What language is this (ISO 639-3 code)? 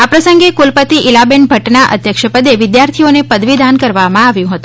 guj